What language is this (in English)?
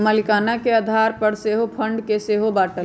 Magahi